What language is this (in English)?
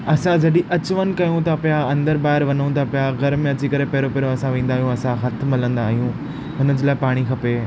Sindhi